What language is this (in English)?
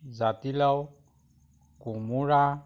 Assamese